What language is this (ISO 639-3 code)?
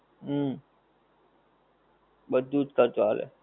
guj